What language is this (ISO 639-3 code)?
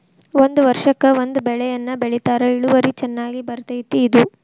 kan